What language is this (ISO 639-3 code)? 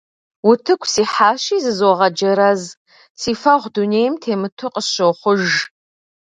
kbd